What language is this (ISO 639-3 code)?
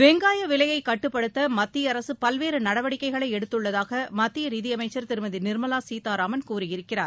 tam